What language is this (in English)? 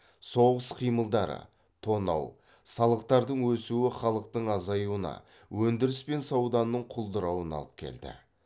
Kazakh